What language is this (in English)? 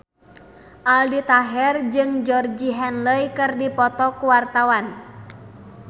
Sundanese